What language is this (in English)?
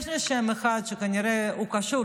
Hebrew